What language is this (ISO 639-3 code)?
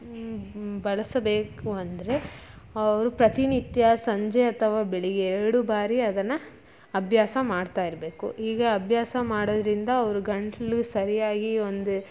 kan